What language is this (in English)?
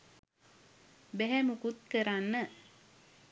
Sinhala